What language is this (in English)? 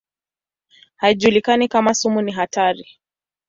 Swahili